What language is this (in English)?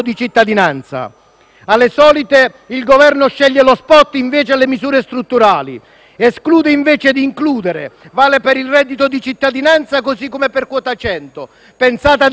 Italian